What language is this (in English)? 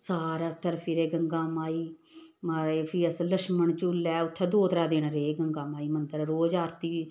Dogri